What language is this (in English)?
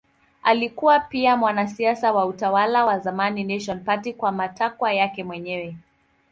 Swahili